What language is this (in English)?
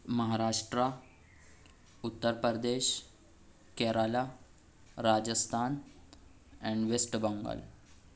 Urdu